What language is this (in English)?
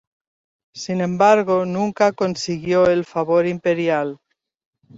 Spanish